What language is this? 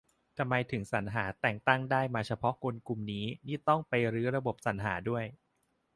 Thai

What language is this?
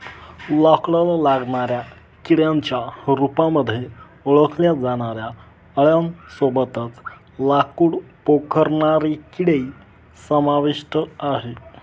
Marathi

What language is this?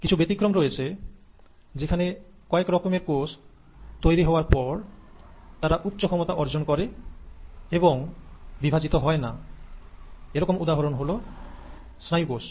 Bangla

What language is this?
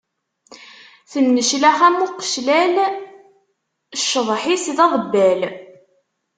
Kabyle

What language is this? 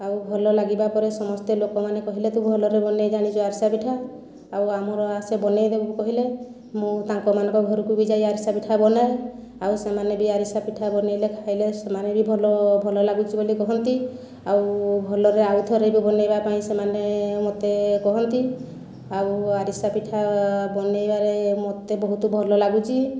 Odia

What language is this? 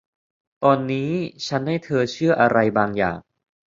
Thai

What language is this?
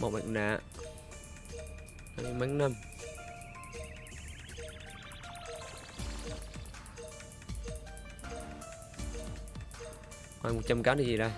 Vietnamese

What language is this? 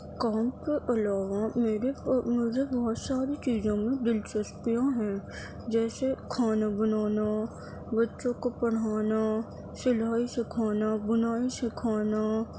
Urdu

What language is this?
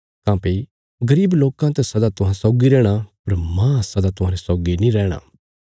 Bilaspuri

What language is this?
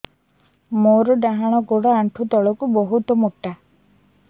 Odia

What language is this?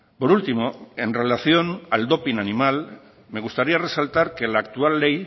Spanish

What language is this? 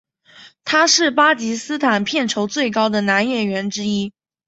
Chinese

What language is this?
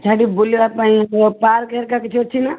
Odia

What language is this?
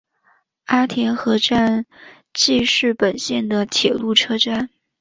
Chinese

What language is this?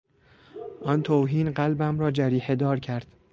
Persian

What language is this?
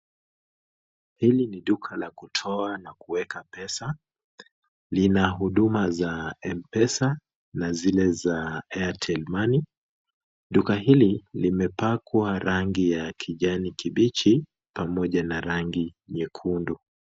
Swahili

